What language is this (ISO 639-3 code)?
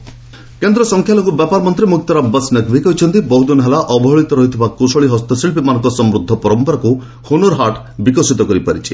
ori